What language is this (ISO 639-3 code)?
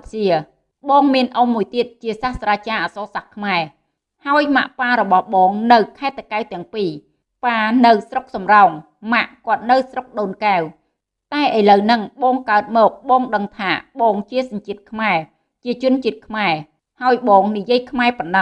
vie